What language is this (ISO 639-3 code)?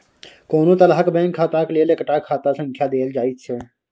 mai